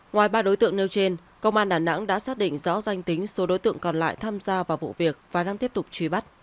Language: Vietnamese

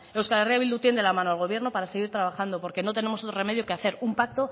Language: Spanish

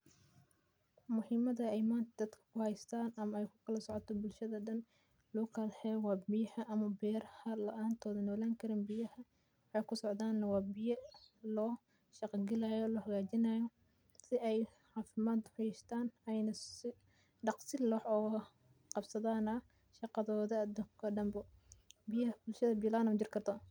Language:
Somali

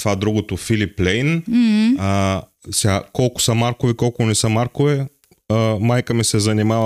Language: Bulgarian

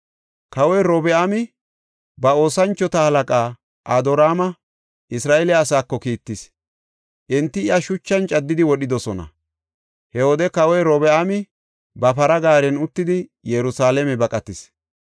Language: Gofa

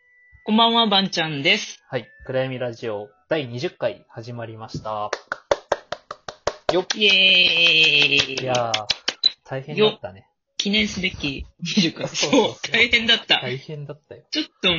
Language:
Japanese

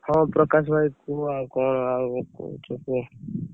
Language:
Odia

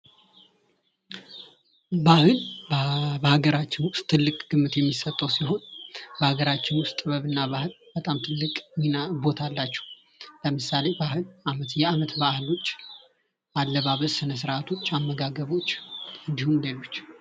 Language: Amharic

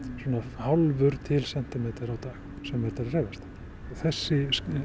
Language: Icelandic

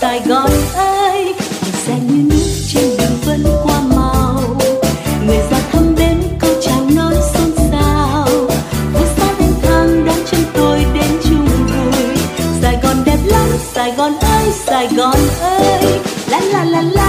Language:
Vietnamese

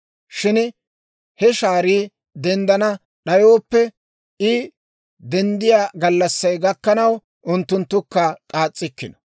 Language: Dawro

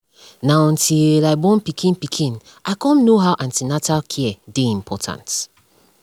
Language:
Nigerian Pidgin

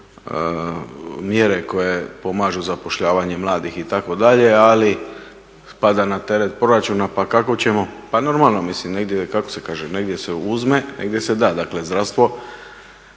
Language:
Croatian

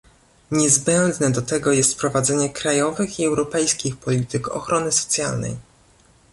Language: Polish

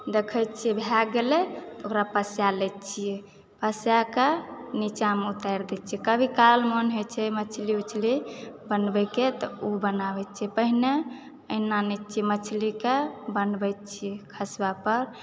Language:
Maithili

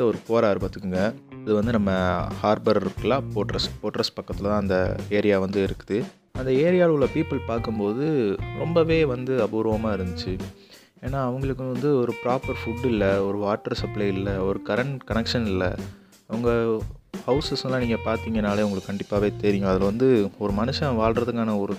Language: Tamil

